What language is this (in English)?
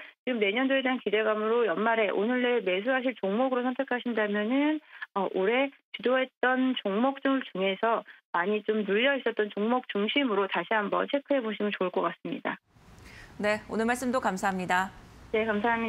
Korean